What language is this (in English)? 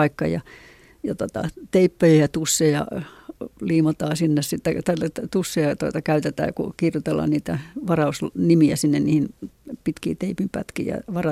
Finnish